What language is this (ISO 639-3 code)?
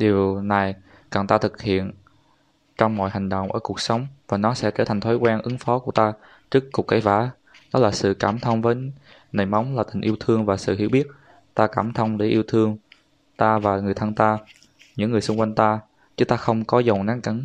vie